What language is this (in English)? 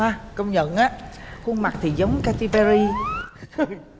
Vietnamese